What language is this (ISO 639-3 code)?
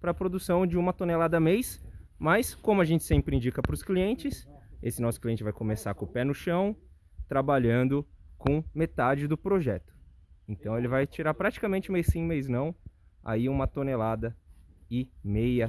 por